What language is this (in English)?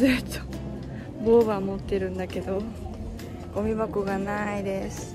Japanese